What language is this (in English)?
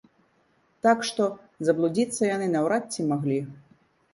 Belarusian